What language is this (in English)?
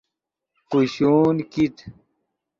Yidgha